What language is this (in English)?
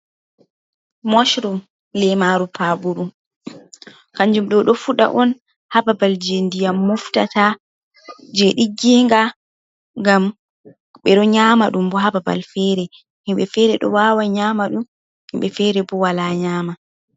Fula